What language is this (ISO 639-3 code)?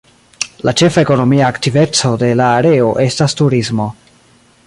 epo